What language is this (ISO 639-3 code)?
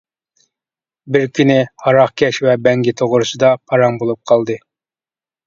uig